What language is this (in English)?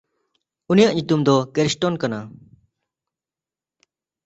Santali